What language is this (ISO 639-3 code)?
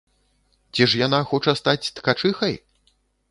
bel